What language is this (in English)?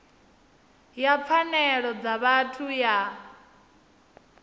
Venda